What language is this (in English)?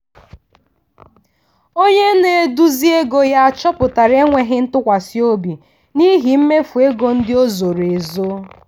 Igbo